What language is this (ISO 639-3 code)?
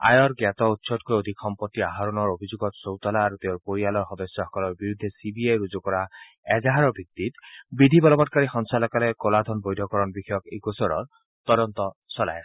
asm